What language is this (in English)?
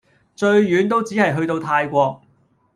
Cantonese